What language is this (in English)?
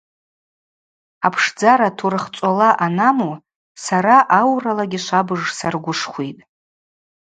Abaza